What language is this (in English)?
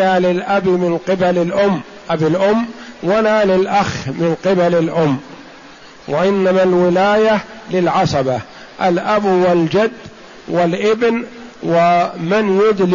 Arabic